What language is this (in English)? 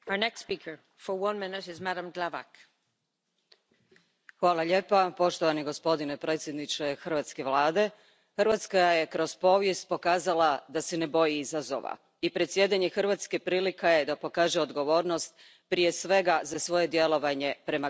Croatian